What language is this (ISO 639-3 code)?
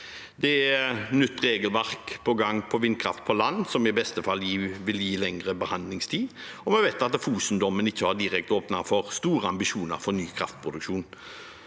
nor